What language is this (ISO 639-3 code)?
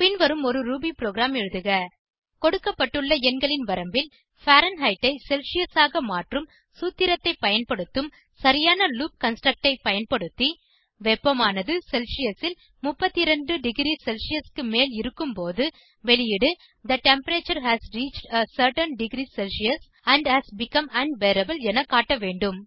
tam